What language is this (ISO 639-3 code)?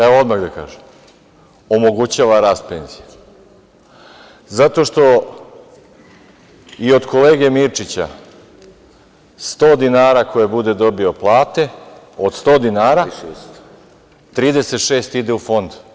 srp